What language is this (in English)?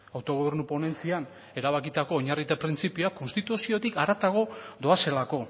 Basque